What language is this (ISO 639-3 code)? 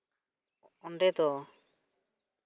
sat